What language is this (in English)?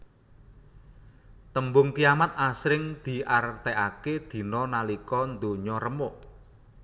Javanese